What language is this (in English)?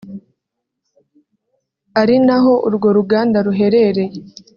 Kinyarwanda